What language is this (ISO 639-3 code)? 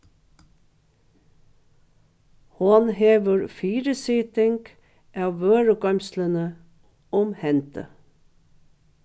fao